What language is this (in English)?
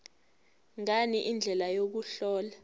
Zulu